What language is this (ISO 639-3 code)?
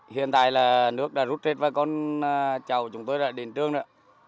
vie